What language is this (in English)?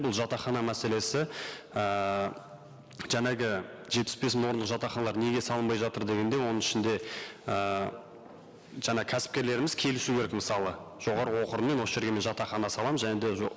Kazakh